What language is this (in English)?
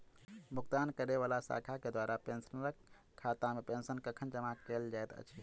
Maithili